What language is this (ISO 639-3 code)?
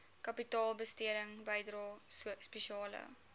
afr